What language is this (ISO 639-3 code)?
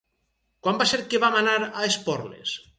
cat